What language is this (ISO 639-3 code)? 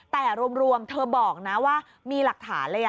tha